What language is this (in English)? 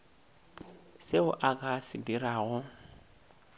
Northern Sotho